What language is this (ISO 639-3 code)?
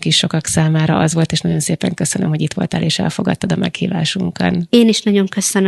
hun